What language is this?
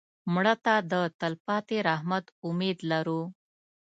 Pashto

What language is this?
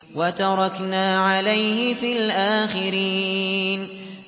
Arabic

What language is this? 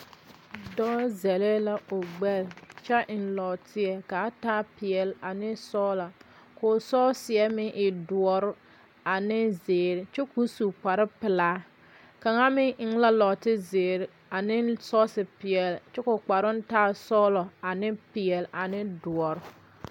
Southern Dagaare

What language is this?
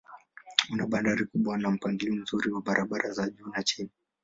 Swahili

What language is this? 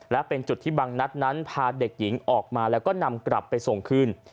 Thai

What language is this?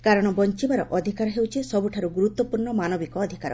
Odia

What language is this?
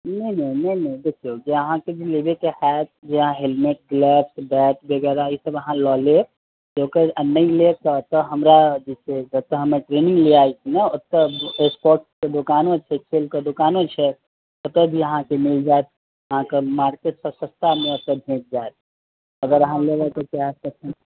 Maithili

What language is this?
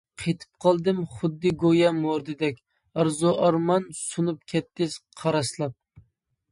Uyghur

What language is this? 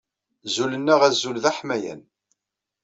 Kabyle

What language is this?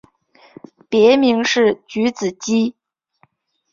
Chinese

